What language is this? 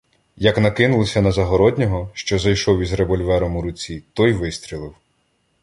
Ukrainian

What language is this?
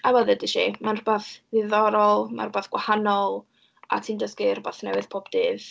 Welsh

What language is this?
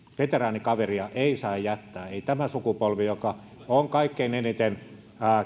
Finnish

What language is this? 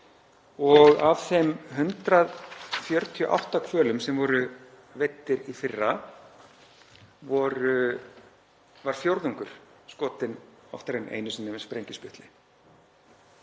Icelandic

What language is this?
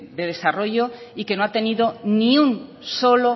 Spanish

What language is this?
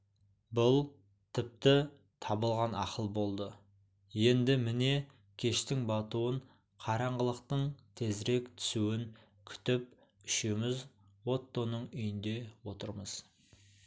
Kazakh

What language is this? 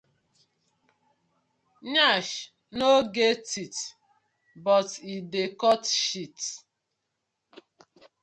Nigerian Pidgin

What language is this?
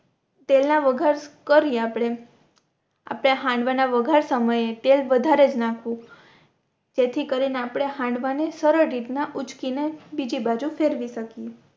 Gujarati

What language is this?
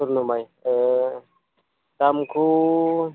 Bodo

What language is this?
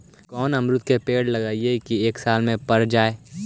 Magahi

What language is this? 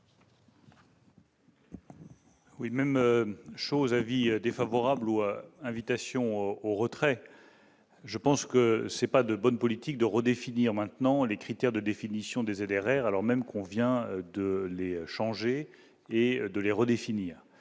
French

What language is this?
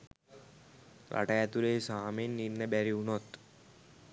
Sinhala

